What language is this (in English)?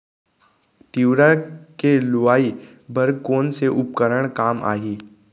Chhattisgarhi